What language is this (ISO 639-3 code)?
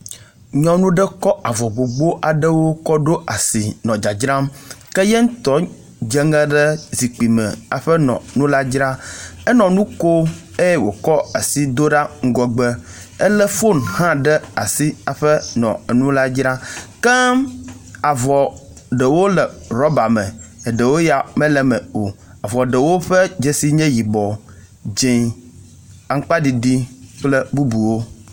ewe